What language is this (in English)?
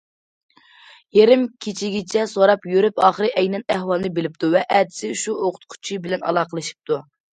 Uyghur